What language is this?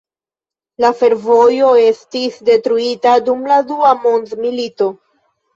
Esperanto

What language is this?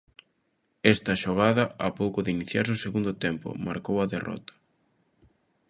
Galician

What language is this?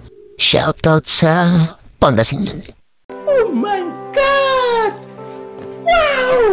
Filipino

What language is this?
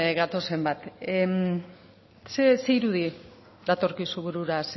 Basque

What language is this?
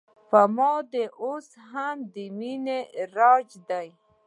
Pashto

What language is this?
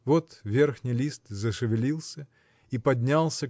Russian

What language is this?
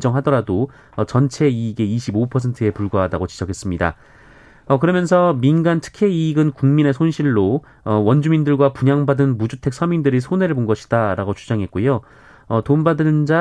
Korean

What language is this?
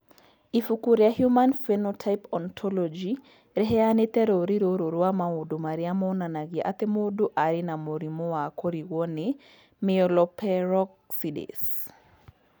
Kikuyu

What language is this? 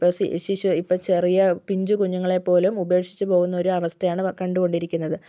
Malayalam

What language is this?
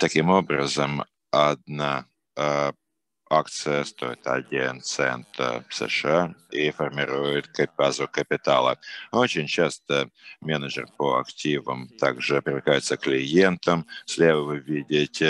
Russian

